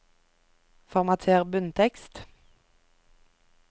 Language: Norwegian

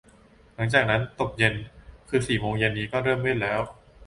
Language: Thai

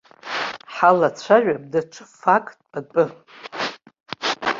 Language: Abkhazian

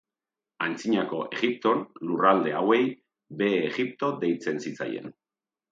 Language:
Basque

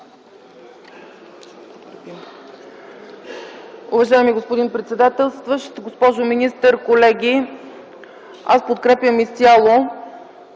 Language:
Bulgarian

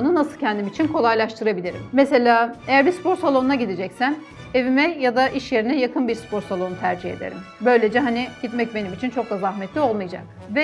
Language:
Turkish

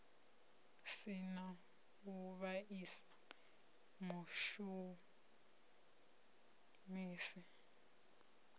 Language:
Venda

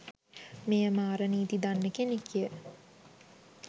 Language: Sinhala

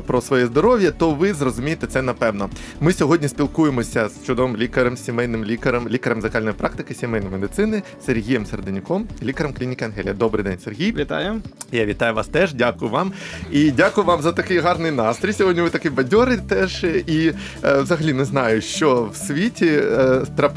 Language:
Ukrainian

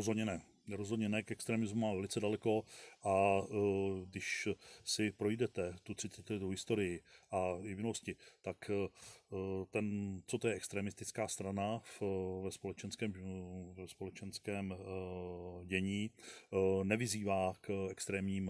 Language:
Czech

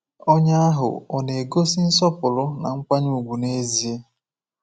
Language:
Igbo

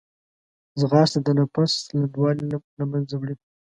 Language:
Pashto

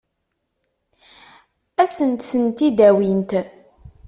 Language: Kabyle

